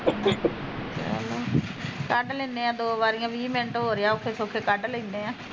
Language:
Punjabi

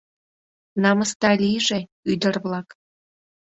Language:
Mari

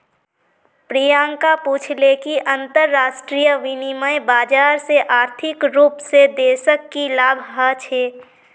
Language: Magahi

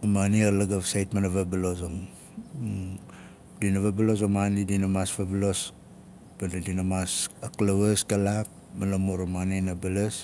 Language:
Nalik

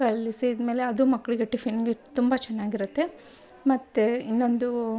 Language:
Kannada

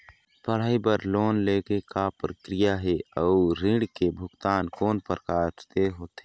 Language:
Chhattisgarhi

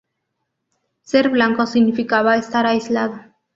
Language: Spanish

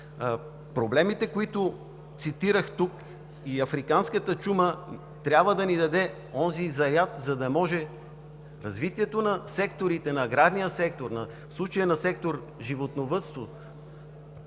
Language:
Bulgarian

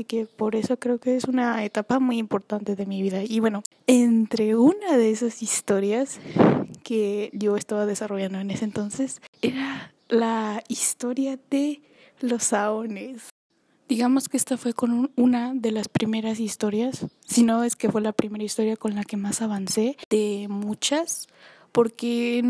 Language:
Spanish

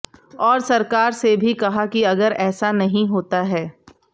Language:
Hindi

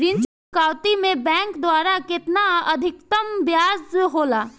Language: Bhojpuri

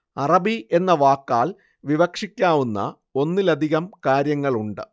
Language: Malayalam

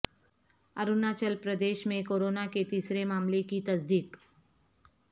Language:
Urdu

